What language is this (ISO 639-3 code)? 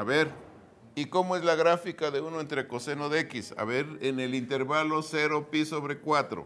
spa